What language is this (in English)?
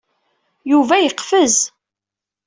Kabyle